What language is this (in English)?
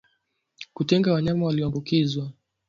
Swahili